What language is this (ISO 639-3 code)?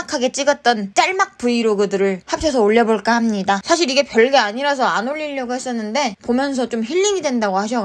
kor